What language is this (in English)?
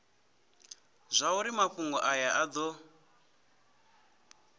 Venda